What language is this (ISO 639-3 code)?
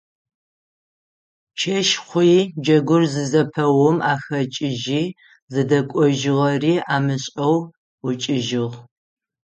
ady